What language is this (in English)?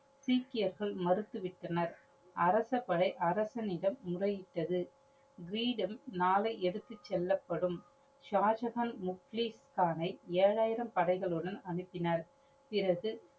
Tamil